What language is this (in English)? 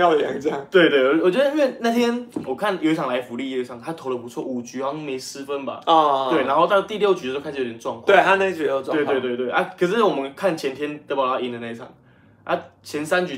Chinese